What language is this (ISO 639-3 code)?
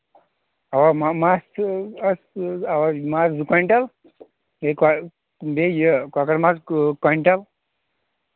kas